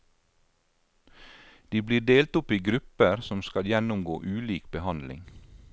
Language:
Norwegian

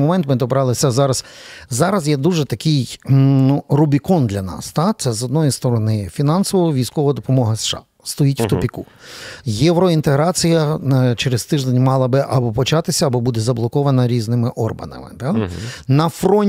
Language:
Ukrainian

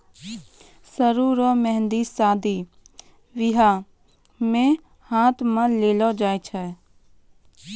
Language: Maithili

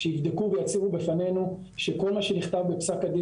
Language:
Hebrew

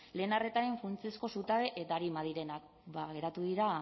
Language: Basque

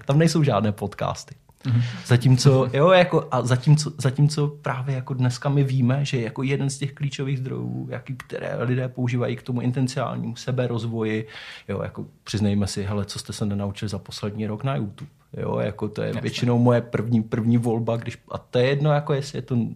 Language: Czech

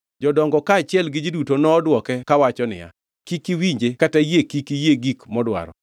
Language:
Luo (Kenya and Tanzania)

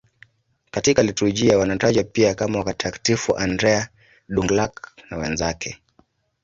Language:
Swahili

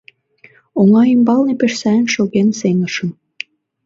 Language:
Mari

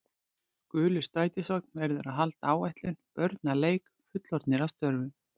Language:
Icelandic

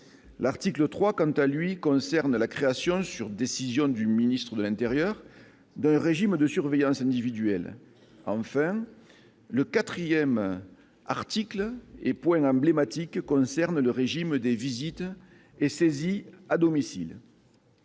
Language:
French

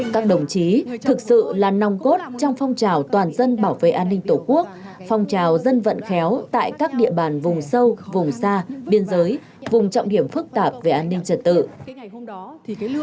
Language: Vietnamese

